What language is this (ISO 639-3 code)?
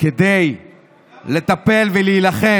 heb